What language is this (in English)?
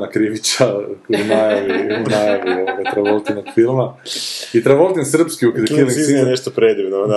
Croatian